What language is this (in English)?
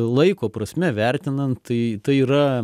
Lithuanian